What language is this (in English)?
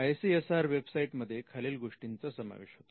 Marathi